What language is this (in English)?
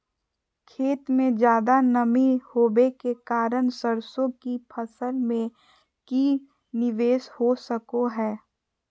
Magahi